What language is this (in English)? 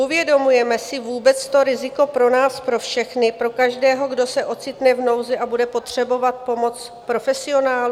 Czech